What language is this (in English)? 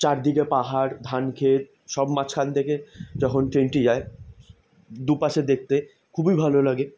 Bangla